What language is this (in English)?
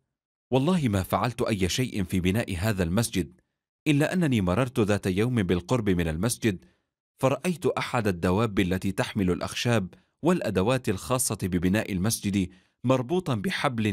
Arabic